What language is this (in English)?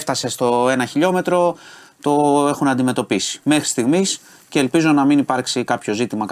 Greek